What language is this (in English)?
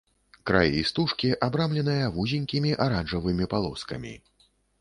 Belarusian